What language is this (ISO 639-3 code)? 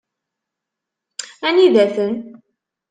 kab